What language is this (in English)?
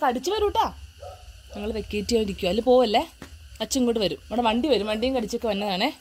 Malayalam